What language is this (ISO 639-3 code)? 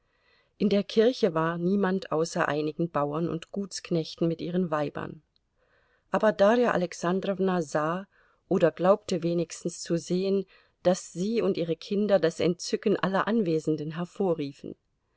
deu